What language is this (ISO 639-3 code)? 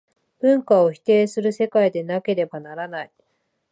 jpn